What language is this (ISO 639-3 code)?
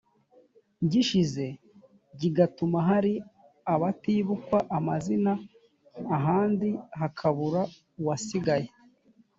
kin